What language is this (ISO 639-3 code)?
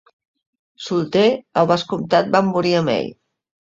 cat